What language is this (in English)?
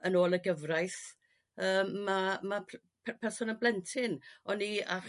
Welsh